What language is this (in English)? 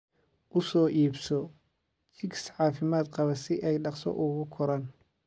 Somali